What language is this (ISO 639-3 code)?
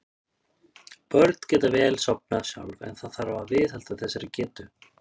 isl